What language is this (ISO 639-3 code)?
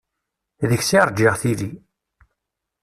kab